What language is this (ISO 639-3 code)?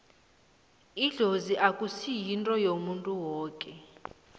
nbl